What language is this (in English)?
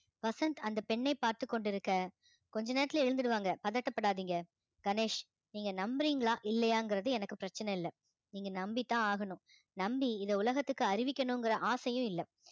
Tamil